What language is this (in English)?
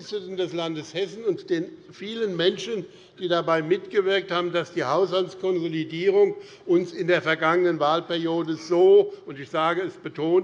German